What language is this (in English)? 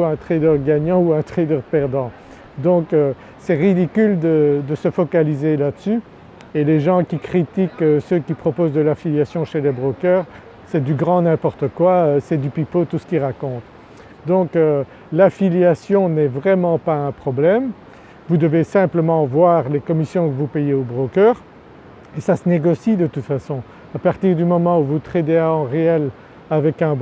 French